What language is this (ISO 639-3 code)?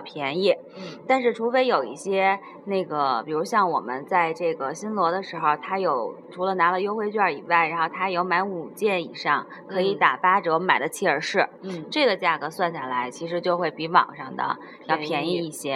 zho